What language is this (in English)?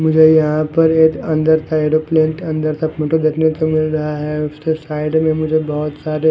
Hindi